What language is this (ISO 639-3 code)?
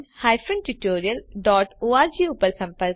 guj